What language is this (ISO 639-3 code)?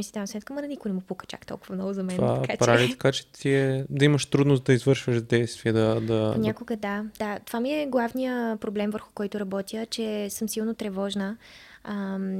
bul